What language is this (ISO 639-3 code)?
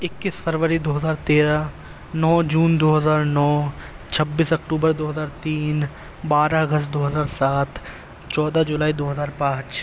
urd